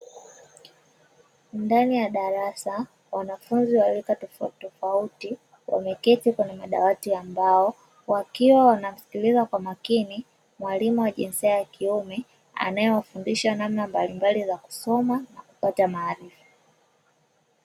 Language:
Swahili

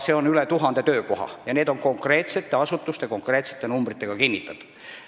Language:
Estonian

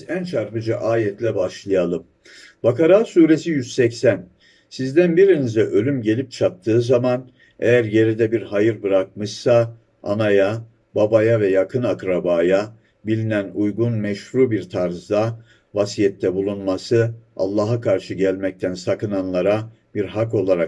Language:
Turkish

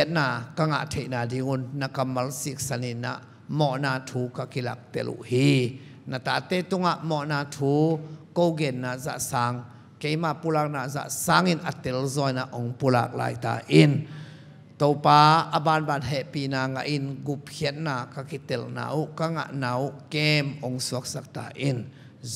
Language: Thai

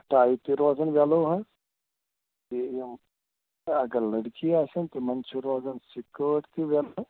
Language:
Kashmiri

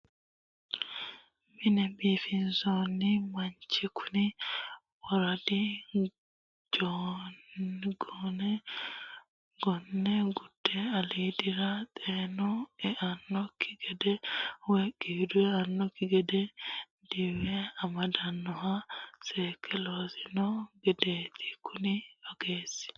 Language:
Sidamo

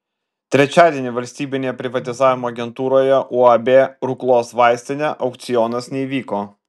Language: Lithuanian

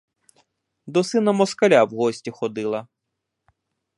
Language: Ukrainian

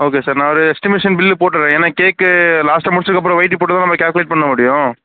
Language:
Tamil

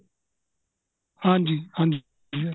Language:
Punjabi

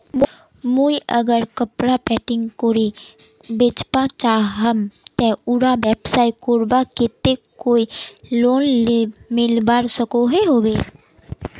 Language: Magahi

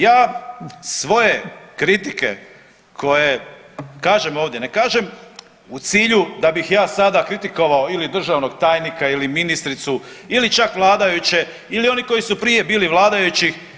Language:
Croatian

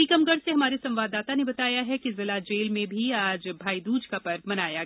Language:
Hindi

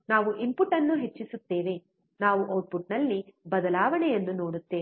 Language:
Kannada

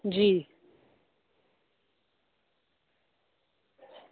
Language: Dogri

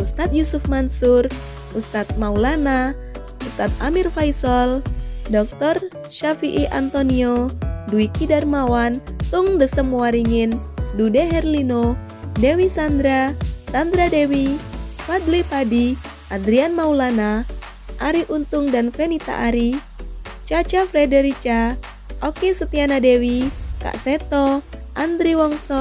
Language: Indonesian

